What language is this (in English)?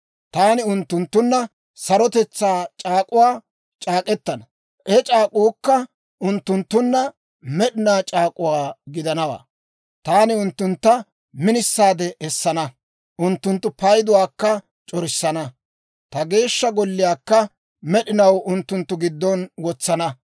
Dawro